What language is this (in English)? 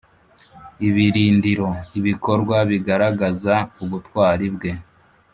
Kinyarwanda